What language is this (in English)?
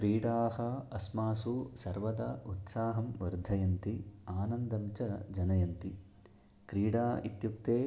Sanskrit